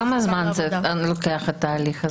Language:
Hebrew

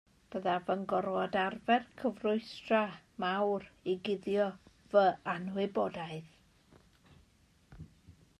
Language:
Welsh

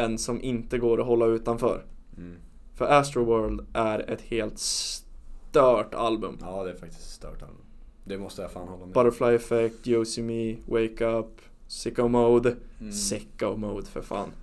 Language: Swedish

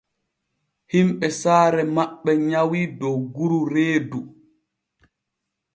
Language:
Borgu Fulfulde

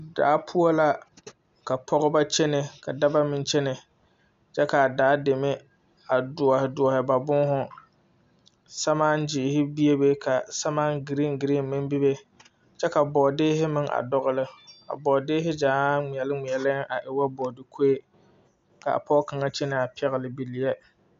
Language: Southern Dagaare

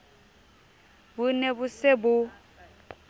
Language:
Southern Sotho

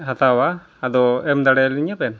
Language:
Santali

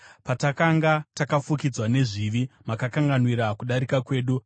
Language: Shona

